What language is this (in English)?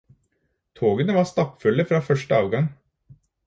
Norwegian Bokmål